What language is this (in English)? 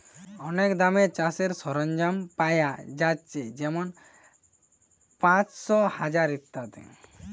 Bangla